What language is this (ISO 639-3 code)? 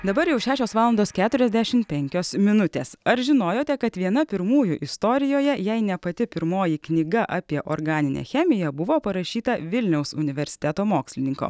lit